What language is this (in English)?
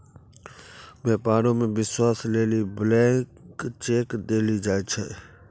Maithili